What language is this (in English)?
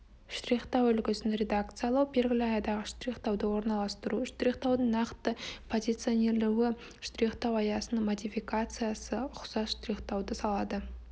Kazakh